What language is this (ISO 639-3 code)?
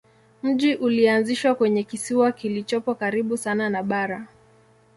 swa